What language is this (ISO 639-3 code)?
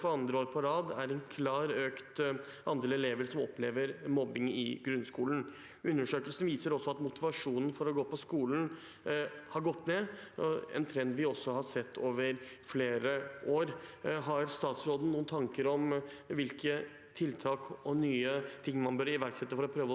nor